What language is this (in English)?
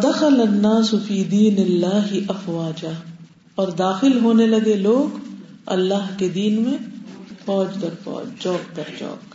Urdu